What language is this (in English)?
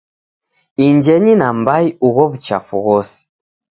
Taita